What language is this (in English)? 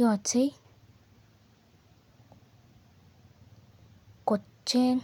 Kalenjin